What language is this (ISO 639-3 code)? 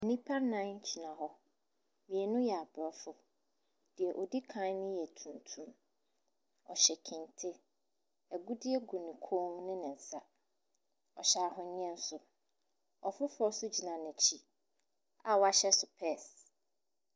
aka